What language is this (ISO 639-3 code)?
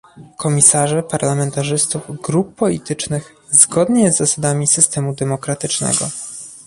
pol